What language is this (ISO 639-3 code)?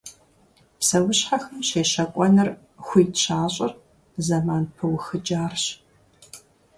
kbd